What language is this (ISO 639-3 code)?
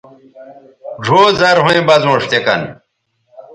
btv